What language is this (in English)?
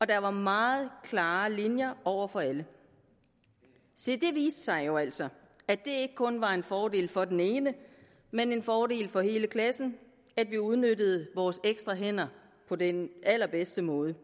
Danish